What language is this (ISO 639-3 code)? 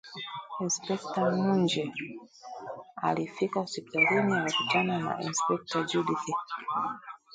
swa